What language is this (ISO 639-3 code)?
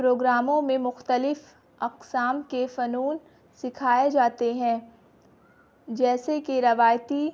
urd